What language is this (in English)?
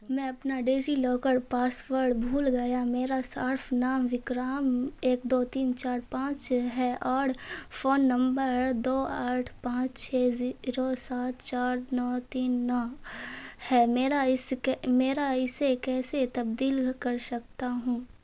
Urdu